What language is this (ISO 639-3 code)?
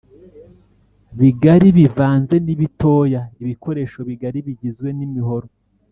kin